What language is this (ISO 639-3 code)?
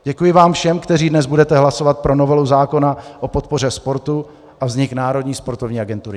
ces